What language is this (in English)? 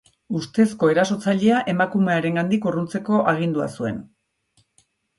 Basque